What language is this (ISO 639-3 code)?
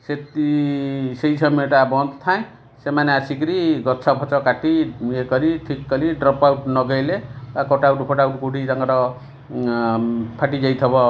ori